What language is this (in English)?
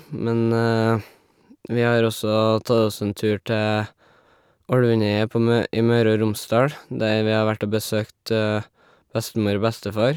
Norwegian